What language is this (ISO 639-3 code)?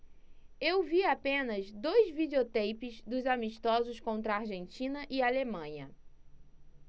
por